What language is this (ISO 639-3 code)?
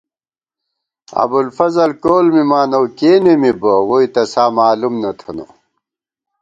gwt